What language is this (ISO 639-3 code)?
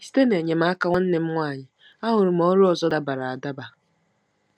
ibo